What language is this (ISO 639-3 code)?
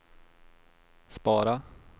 swe